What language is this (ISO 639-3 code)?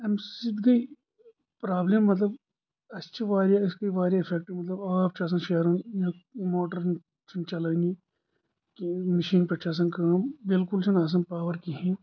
kas